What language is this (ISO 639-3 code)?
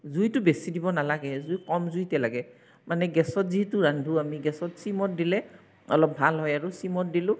asm